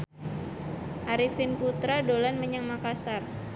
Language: Javanese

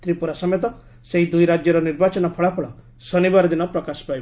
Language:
Odia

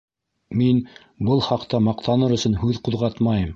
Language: Bashkir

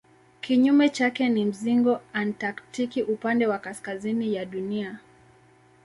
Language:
Swahili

